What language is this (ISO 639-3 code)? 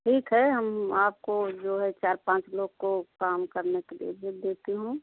hin